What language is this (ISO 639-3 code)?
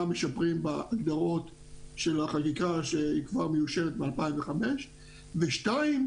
heb